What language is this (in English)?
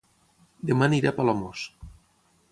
Catalan